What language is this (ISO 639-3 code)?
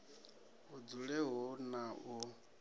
ven